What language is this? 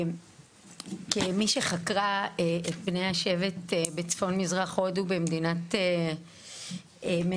Hebrew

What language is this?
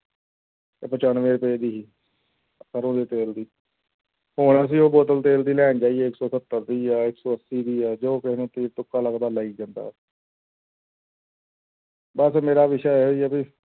Punjabi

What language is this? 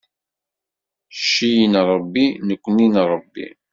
Kabyle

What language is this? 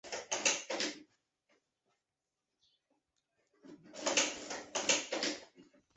Chinese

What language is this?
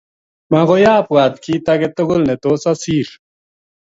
Kalenjin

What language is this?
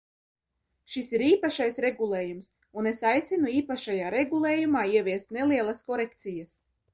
Latvian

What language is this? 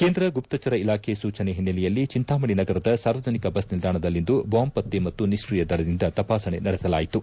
Kannada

